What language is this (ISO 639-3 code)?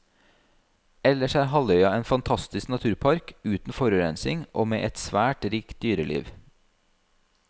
nor